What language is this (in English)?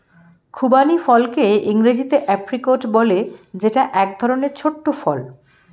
Bangla